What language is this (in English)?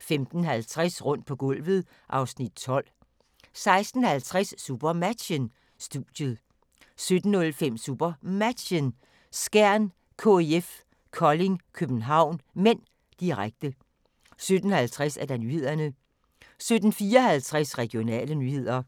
Danish